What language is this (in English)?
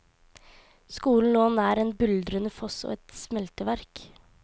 Norwegian